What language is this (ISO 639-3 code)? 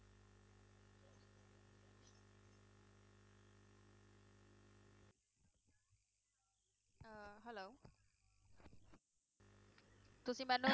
pan